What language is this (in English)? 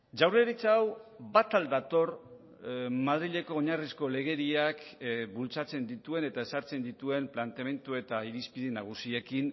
Basque